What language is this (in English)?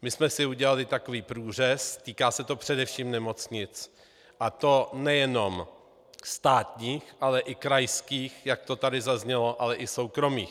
Czech